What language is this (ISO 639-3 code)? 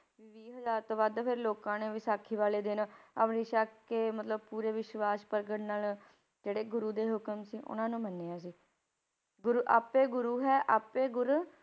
pan